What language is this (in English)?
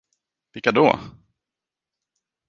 Swedish